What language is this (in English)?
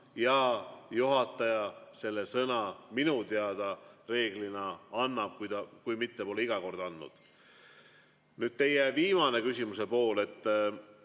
Estonian